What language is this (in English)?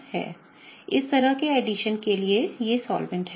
Hindi